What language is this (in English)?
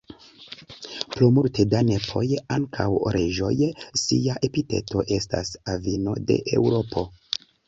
Esperanto